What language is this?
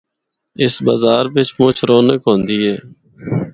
Northern Hindko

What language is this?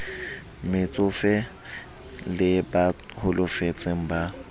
Southern Sotho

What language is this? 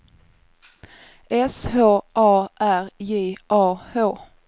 Swedish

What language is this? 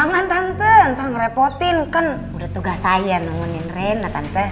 Indonesian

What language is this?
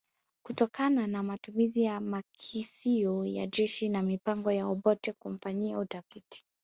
Swahili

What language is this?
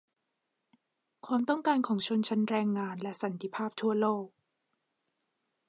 Thai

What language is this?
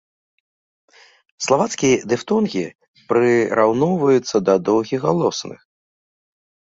Belarusian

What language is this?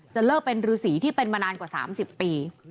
Thai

